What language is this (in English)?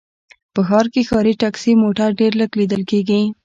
Pashto